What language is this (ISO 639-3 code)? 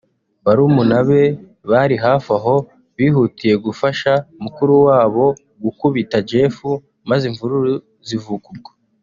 kin